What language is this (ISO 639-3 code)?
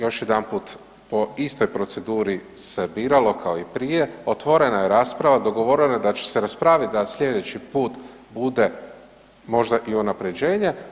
hrv